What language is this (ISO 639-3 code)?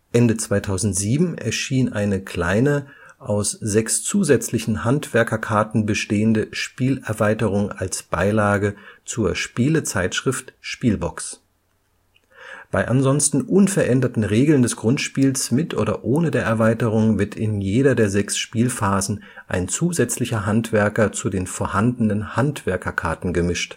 deu